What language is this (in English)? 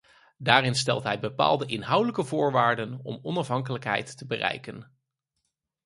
Dutch